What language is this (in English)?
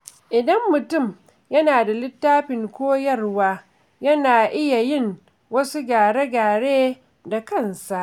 Hausa